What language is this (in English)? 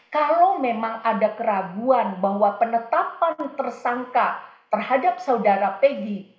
Indonesian